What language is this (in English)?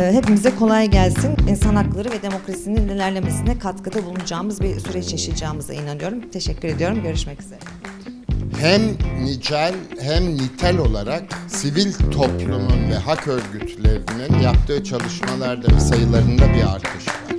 Turkish